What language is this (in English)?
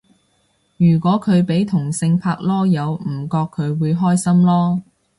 Cantonese